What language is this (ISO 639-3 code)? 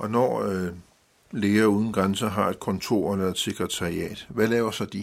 dan